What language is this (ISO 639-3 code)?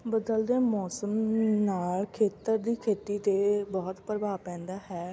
pan